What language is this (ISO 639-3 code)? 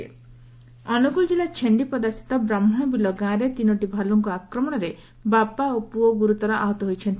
ori